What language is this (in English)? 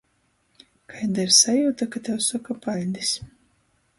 Latgalian